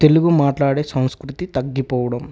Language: Telugu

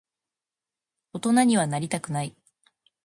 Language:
Japanese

